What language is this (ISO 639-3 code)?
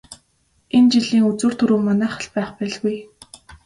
mon